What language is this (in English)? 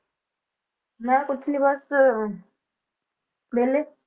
Punjabi